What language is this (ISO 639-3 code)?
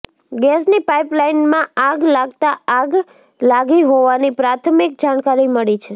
guj